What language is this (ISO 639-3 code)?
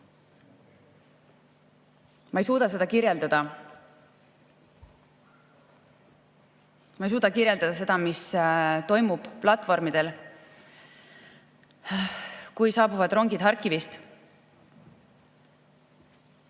est